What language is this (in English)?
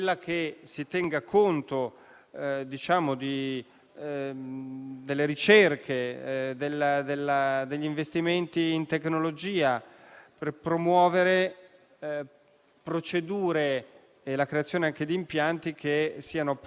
Italian